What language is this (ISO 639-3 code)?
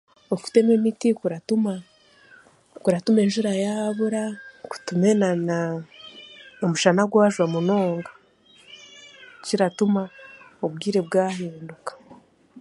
cgg